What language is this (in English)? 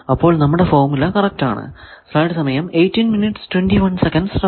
Malayalam